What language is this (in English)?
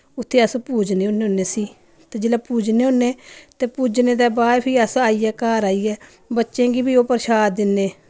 Dogri